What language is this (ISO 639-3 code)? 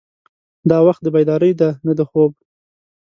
pus